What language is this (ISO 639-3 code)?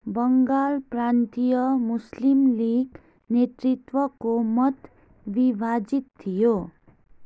nep